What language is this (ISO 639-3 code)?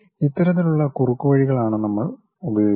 mal